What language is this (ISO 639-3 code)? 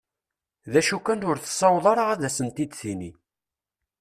kab